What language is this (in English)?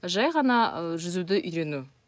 Kazakh